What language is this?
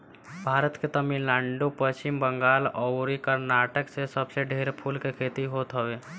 Bhojpuri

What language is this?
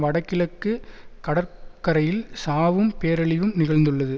Tamil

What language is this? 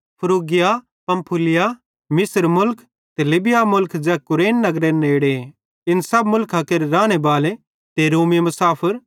Bhadrawahi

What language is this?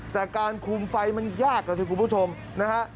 Thai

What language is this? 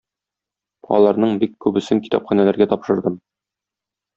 Tatar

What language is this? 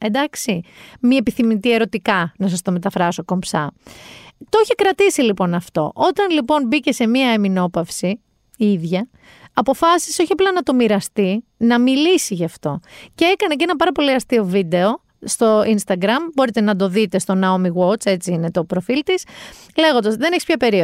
Greek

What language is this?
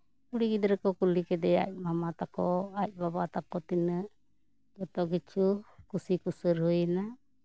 Santali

